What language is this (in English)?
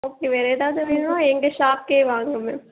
Tamil